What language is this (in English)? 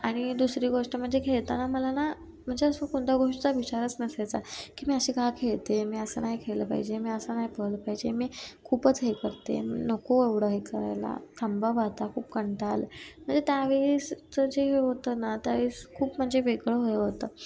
Marathi